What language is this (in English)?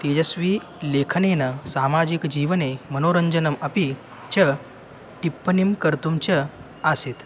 Sanskrit